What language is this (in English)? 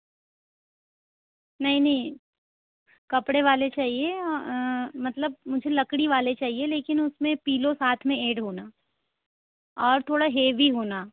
Hindi